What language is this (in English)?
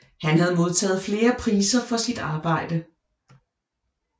Danish